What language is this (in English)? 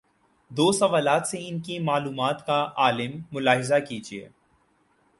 Urdu